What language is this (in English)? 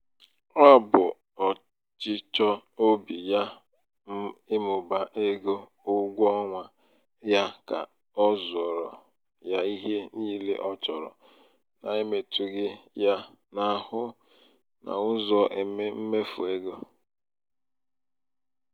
Igbo